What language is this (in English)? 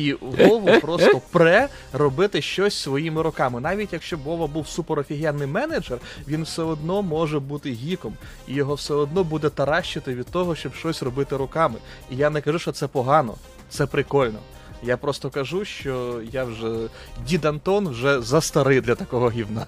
Ukrainian